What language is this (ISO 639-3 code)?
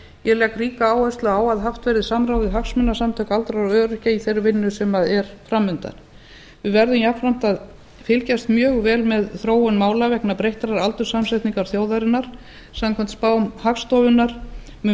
isl